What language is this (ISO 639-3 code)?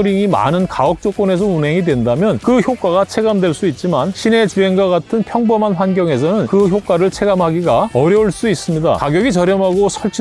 kor